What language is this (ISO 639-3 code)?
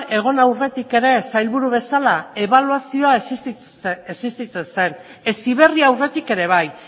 eus